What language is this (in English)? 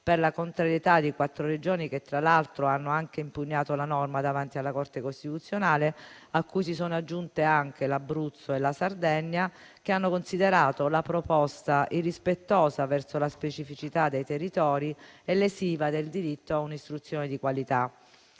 Italian